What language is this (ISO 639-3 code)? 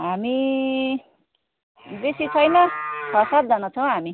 nep